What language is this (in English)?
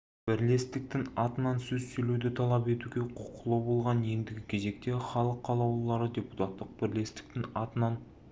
Kazakh